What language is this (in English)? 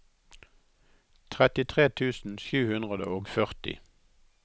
Norwegian